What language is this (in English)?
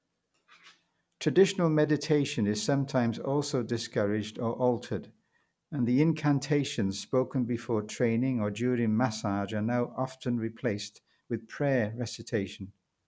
English